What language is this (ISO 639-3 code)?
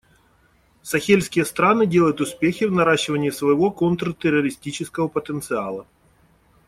rus